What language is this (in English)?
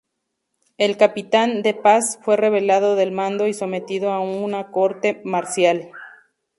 Spanish